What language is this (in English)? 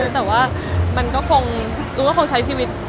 Thai